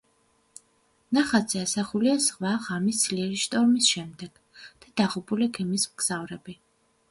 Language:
Georgian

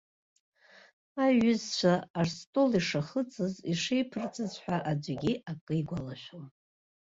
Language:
Abkhazian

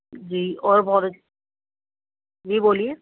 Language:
Urdu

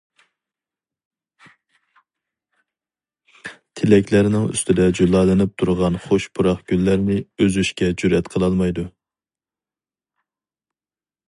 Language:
Uyghur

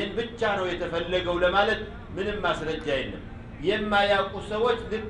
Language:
Arabic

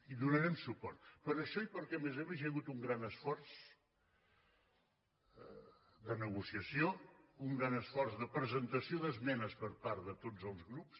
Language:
Catalan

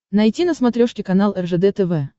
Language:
Russian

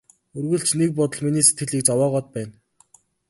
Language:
Mongolian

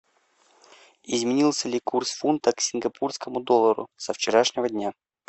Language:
Russian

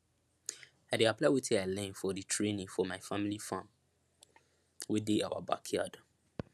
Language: Nigerian Pidgin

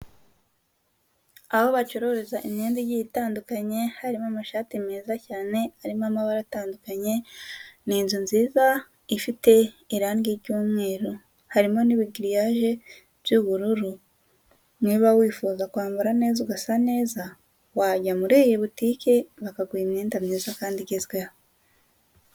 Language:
Kinyarwanda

